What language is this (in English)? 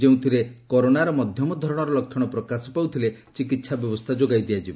Odia